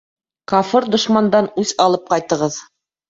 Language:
Bashkir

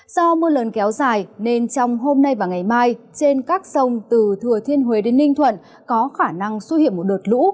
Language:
Vietnamese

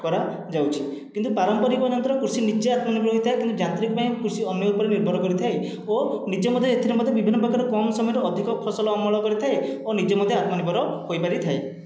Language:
Odia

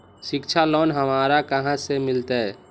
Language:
Magahi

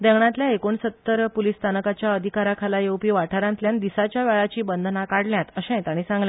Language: Konkani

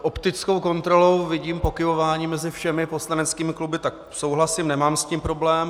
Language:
Czech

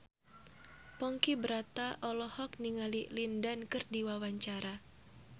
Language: Sundanese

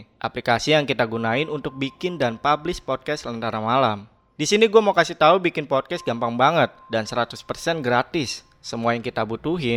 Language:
Indonesian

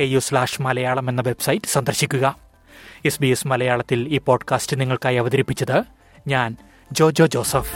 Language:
Malayalam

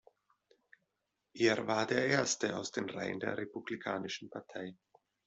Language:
German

